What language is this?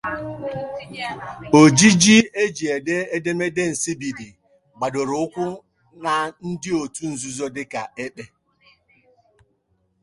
Igbo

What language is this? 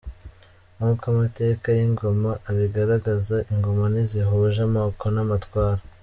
Kinyarwanda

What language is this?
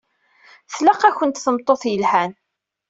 Kabyle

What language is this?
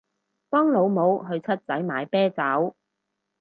Cantonese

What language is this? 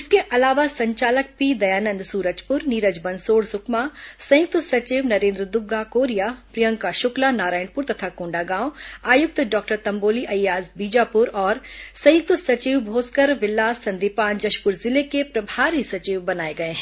Hindi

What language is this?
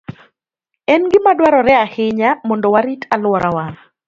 Luo (Kenya and Tanzania)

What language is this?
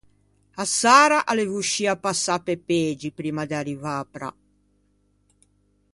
Ligurian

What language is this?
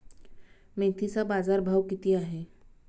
Marathi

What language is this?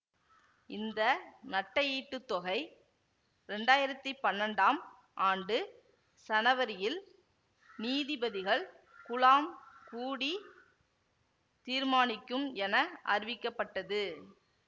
Tamil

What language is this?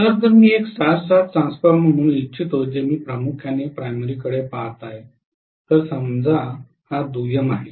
Marathi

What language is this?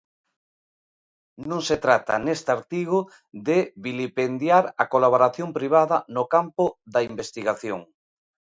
Galician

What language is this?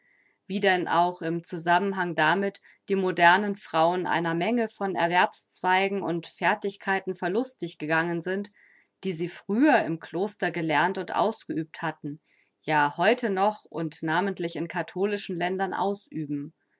German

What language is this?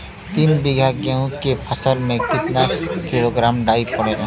Bhojpuri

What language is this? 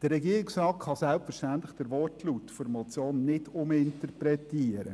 Swiss German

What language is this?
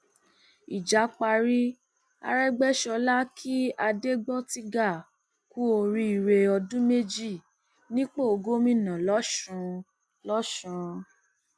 Yoruba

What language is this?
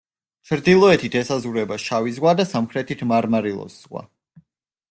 Georgian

